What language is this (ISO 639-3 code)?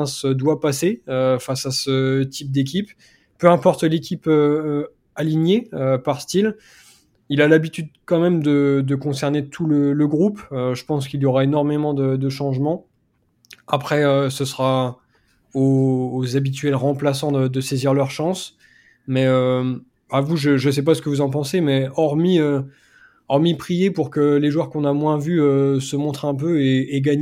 fra